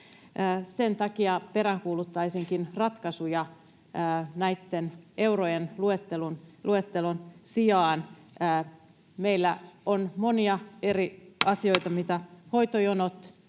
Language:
Finnish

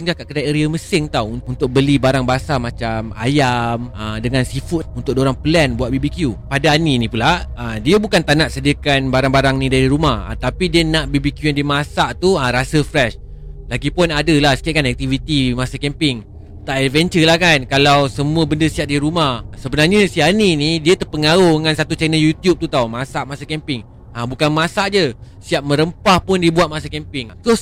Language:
Malay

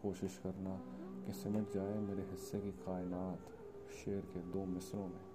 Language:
Urdu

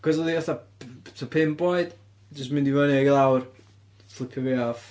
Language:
Welsh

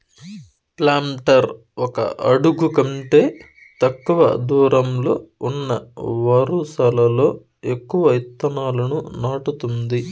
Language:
Telugu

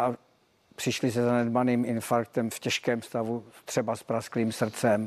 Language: Czech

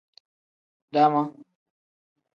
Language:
Tem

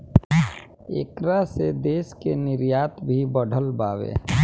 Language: Bhojpuri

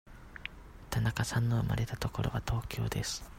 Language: Japanese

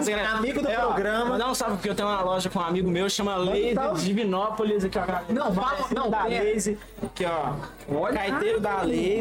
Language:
Portuguese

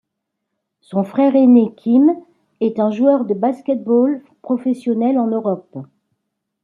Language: French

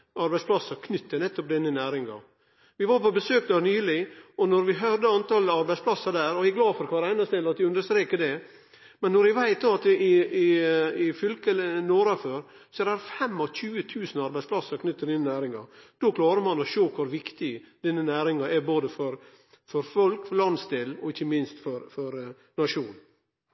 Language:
Norwegian Nynorsk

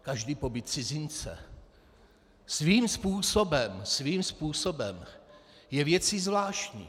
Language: Czech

